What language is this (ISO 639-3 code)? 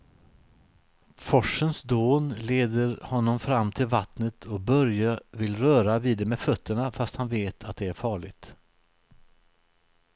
swe